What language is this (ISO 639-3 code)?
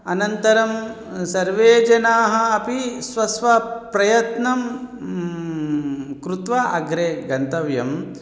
san